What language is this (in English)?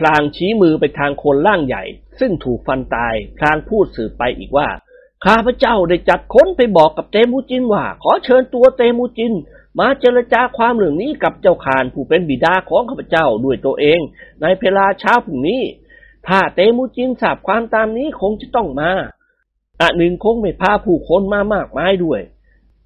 Thai